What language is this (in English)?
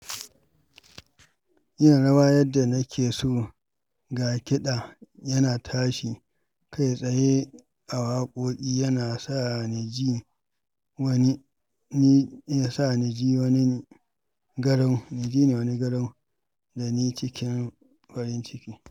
Hausa